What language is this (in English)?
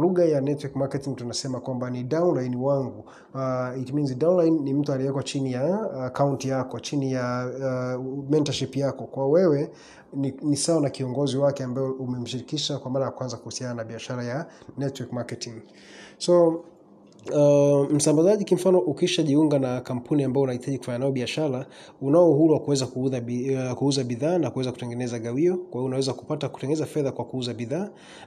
Swahili